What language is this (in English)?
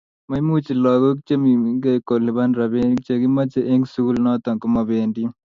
Kalenjin